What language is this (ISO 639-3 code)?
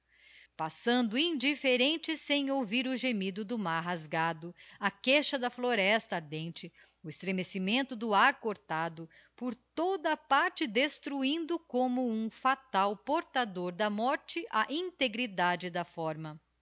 por